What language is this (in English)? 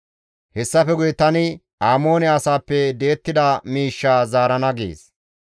Gamo